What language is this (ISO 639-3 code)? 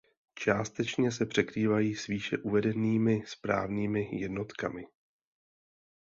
ces